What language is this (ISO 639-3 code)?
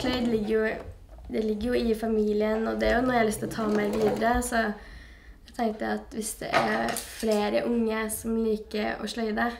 nor